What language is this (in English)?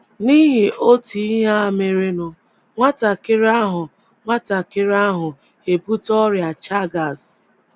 Igbo